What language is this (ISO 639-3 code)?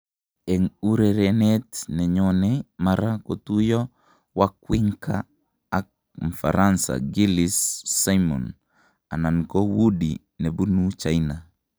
kln